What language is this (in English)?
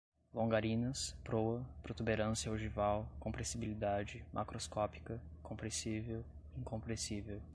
Portuguese